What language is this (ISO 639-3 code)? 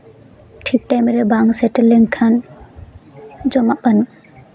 sat